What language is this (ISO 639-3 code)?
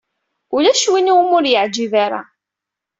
kab